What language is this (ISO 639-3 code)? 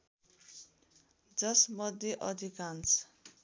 nep